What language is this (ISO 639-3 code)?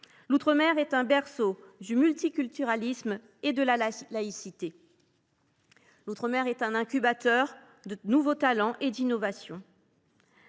fra